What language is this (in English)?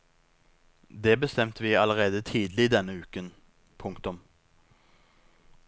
Norwegian